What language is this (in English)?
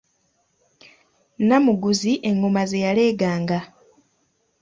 Ganda